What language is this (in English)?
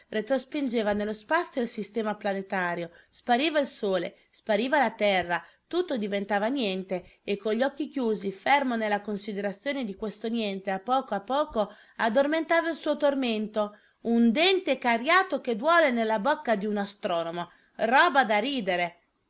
Italian